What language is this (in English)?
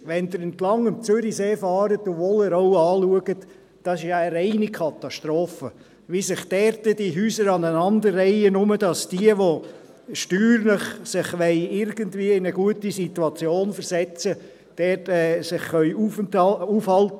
Swiss German